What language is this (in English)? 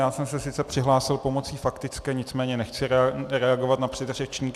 Czech